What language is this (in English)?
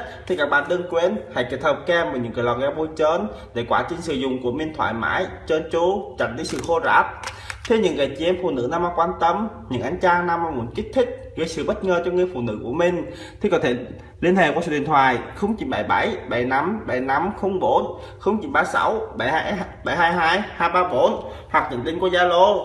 Vietnamese